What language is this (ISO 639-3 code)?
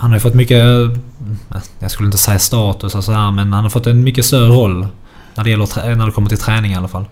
swe